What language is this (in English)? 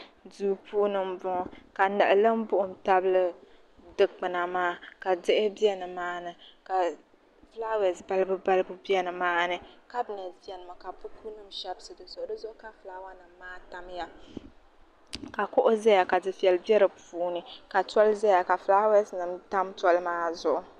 Dagbani